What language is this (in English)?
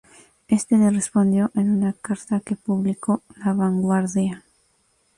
Spanish